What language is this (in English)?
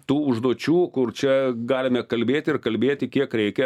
Lithuanian